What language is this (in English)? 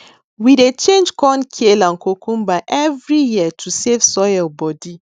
Nigerian Pidgin